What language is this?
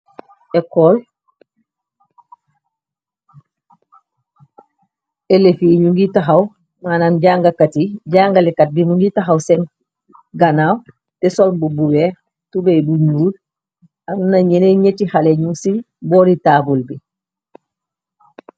Wolof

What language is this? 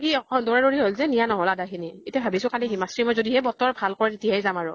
Assamese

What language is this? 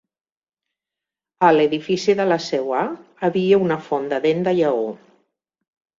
Catalan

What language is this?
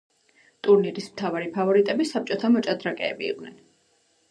Georgian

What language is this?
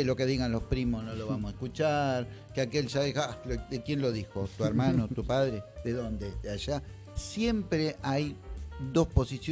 Spanish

